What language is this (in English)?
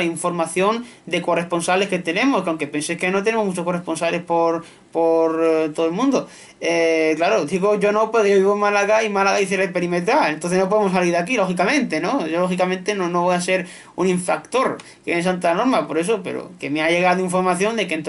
Spanish